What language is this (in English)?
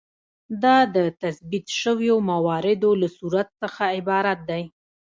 Pashto